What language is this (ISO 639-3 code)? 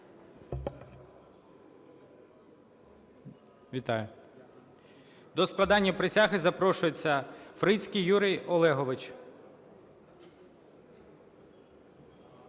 ukr